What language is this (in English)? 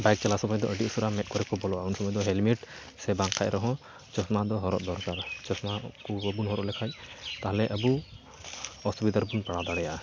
Santali